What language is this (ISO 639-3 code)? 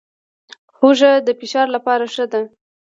pus